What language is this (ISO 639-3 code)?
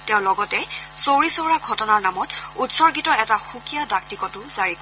asm